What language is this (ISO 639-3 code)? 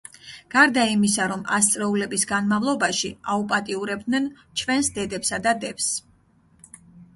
kat